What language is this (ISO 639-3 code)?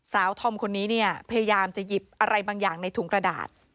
tha